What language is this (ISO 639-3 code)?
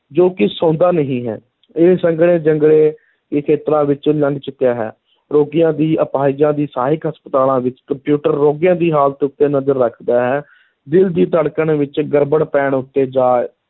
pan